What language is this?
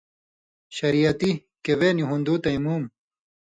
Indus Kohistani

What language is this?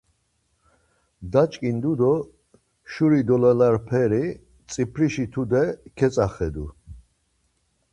Laz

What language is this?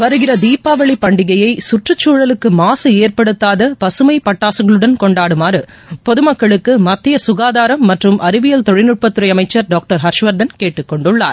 Tamil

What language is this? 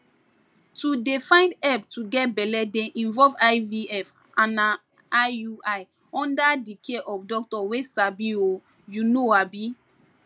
Nigerian Pidgin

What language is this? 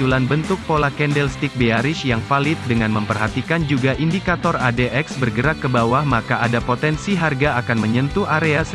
Indonesian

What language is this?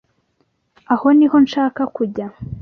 Kinyarwanda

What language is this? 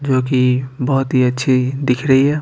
Hindi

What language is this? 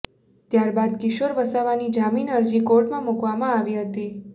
Gujarati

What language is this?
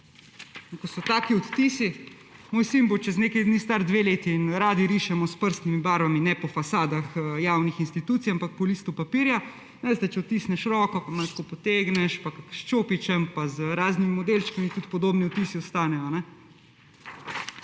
Slovenian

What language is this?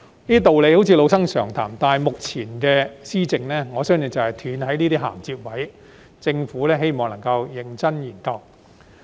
Cantonese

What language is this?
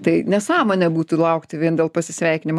Lithuanian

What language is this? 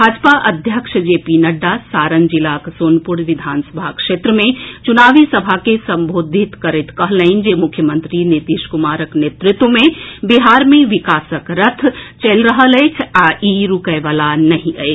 Maithili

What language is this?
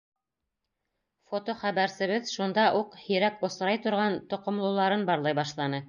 Bashkir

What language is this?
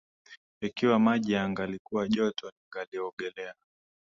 Swahili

